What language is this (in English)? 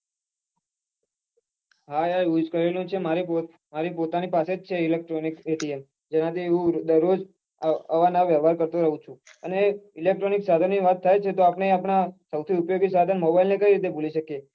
Gujarati